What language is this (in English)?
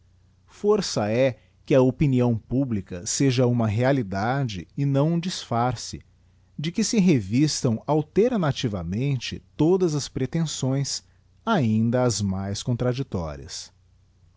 Portuguese